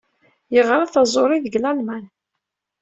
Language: Kabyle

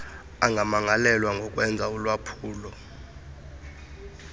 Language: Xhosa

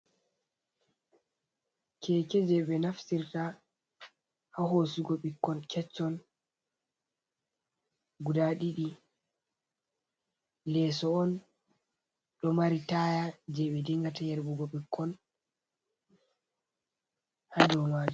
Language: Fula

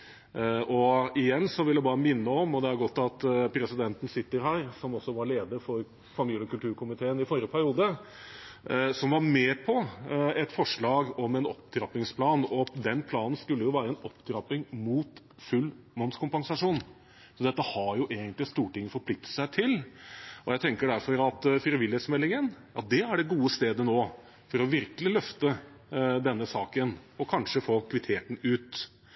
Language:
Norwegian Bokmål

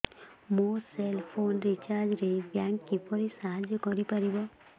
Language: Odia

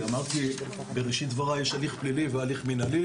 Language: Hebrew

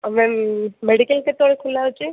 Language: Odia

